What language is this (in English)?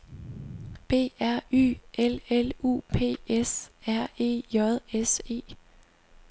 Danish